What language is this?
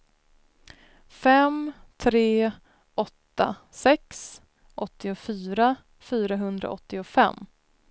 Swedish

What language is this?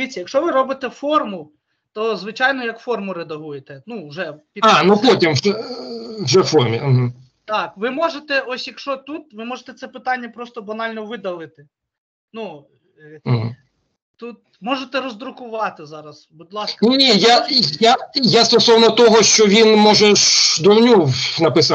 Ukrainian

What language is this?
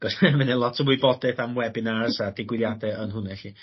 Welsh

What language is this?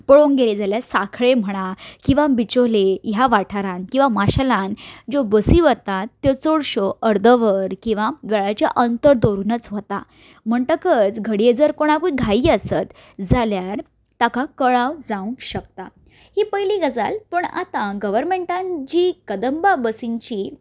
Konkani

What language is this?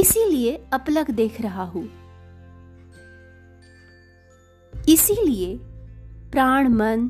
Hindi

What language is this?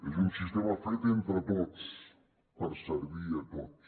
Catalan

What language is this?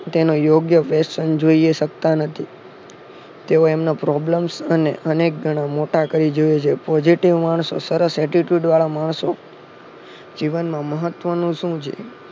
Gujarati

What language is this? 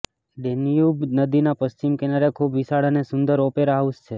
Gujarati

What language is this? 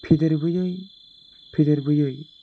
Bodo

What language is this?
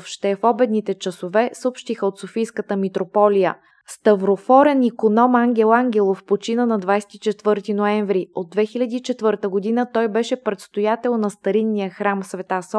Bulgarian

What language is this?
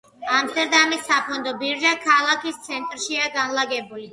Georgian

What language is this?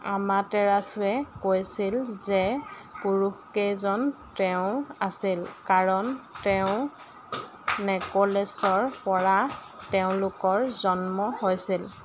Assamese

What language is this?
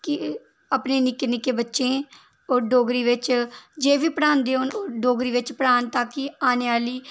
Dogri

